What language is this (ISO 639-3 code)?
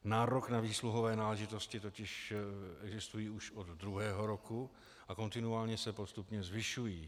ces